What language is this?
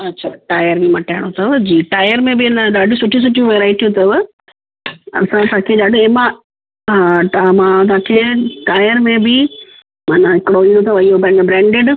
Sindhi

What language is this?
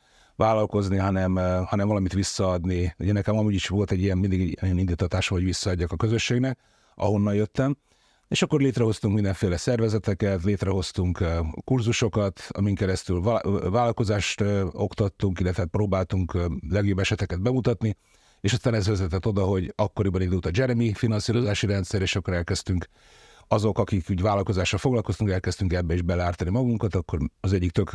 Hungarian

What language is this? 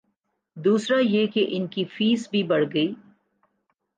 Urdu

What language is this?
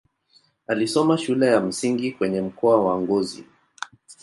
Swahili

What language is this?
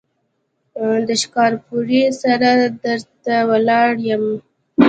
Pashto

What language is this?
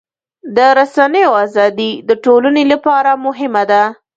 Pashto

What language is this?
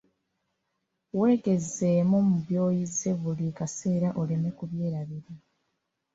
Ganda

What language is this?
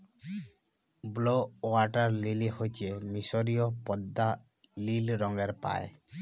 Bangla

